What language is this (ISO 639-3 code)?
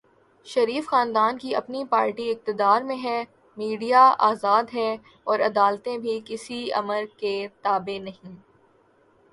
urd